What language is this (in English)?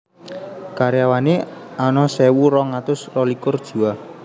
Javanese